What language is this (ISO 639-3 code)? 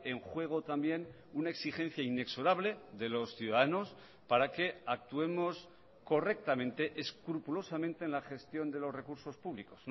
spa